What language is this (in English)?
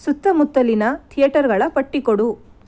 Kannada